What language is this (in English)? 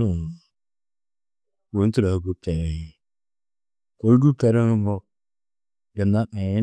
Tedaga